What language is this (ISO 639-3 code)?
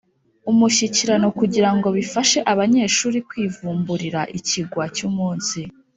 kin